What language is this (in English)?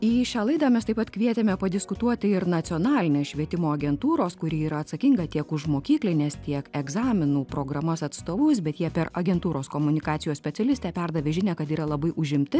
Lithuanian